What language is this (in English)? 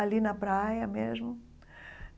Portuguese